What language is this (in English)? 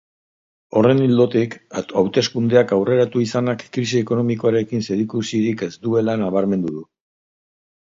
Basque